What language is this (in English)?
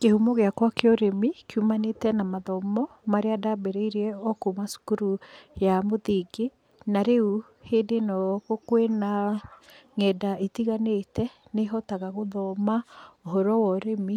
Kikuyu